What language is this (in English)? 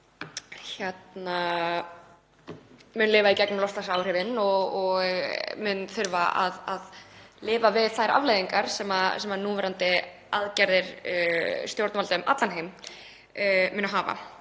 Icelandic